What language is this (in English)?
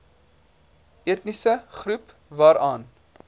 Afrikaans